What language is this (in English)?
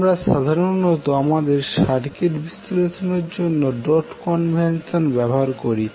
Bangla